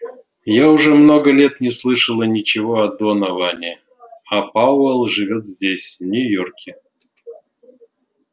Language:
Russian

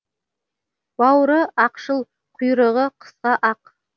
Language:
Kazakh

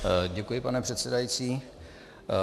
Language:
Czech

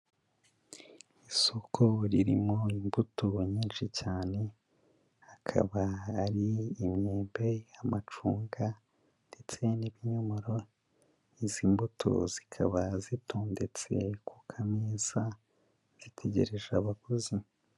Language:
Kinyarwanda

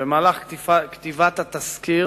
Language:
Hebrew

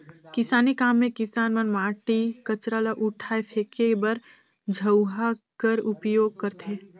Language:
Chhattisgarhi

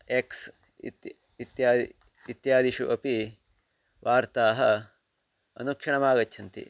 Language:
Sanskrit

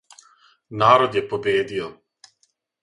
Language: Serbian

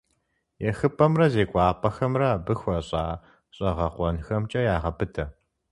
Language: Kabardian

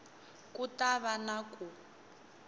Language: Tsonga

